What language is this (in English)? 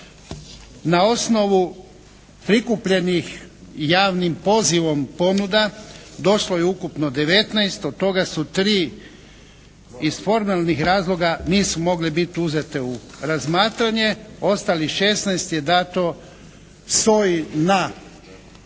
Croatian